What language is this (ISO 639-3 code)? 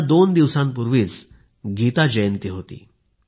mar